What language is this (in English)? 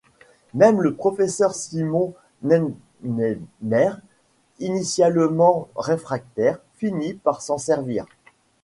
French